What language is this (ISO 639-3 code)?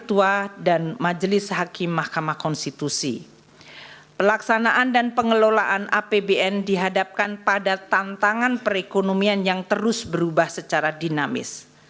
ind